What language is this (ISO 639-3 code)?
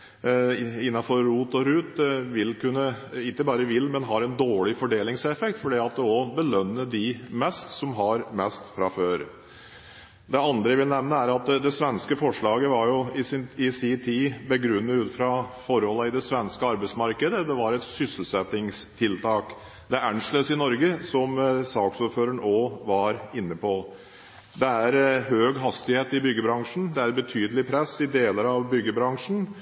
nob